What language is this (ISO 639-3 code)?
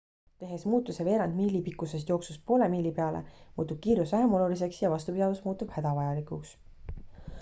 est